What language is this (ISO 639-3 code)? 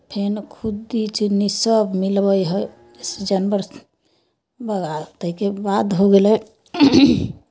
mai